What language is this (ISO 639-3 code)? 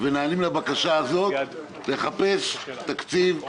heb